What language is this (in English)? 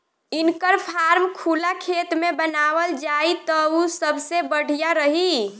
Bhojpuri